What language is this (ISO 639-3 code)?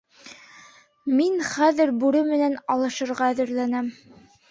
bak